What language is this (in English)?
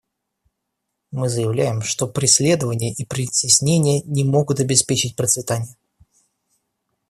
Russian